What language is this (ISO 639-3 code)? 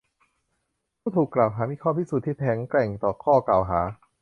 tha